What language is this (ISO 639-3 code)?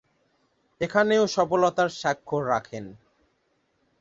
ben